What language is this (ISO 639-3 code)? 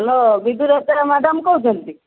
ori